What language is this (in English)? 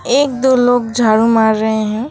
Hindi